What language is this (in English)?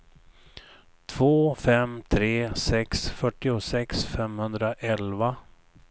Swedish